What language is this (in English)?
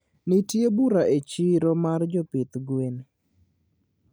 Luo (Kenya and Tanzania)